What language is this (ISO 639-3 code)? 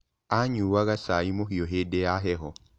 kik